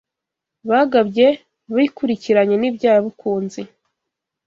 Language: Kinyarwanda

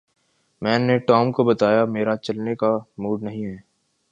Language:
Urdu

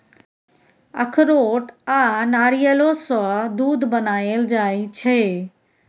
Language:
Maithili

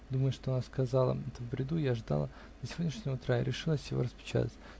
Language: Russian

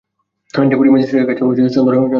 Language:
Bangla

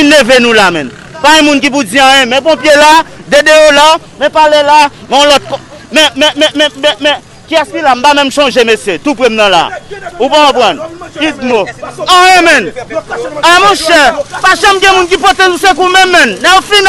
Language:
French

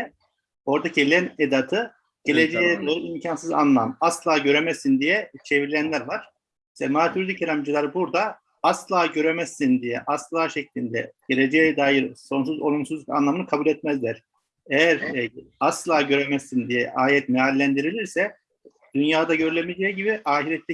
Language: Turkish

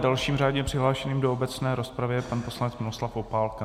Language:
Czech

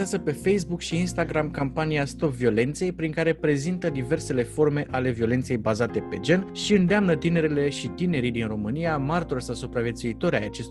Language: Romanian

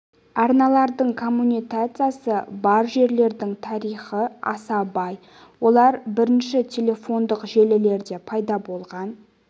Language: Kazakh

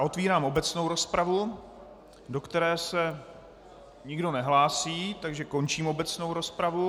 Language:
Czech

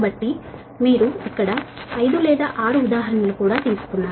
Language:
Telugu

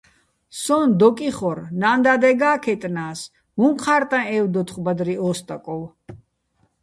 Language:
Bats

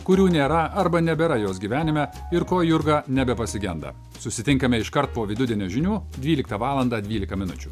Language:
Lithuanian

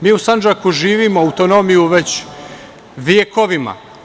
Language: Serbian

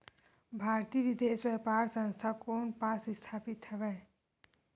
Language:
Chhattisgarhi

